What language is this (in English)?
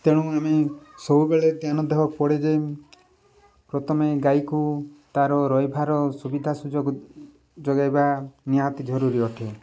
Odia